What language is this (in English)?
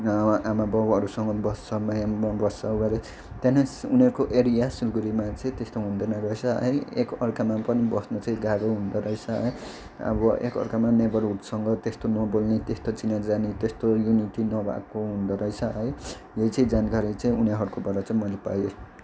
Nepali